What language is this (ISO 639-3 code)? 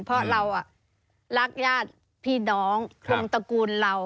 tha